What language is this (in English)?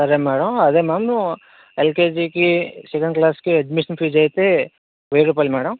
Telugu